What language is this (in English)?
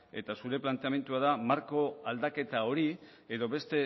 Basque